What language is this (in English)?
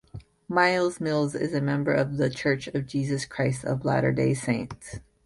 English